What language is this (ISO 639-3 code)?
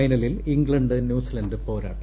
mal